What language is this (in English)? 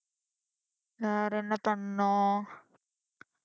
Tamil